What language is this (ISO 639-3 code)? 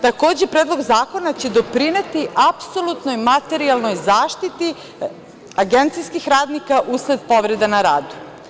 srp